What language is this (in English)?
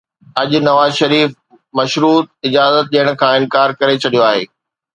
Sindhi